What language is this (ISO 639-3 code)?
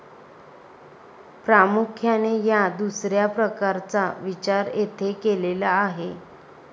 mar